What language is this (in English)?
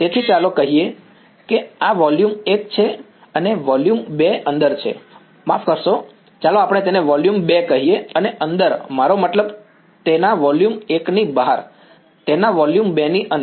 Gujarati